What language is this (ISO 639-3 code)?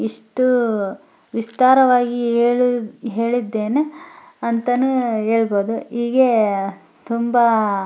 kan